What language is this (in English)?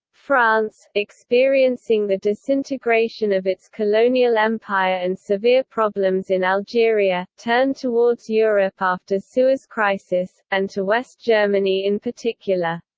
English